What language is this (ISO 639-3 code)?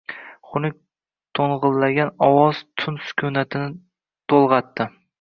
uzb